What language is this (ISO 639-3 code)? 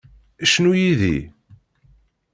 kab